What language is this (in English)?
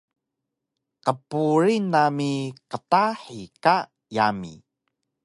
Taroko